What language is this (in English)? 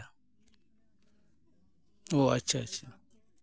Santali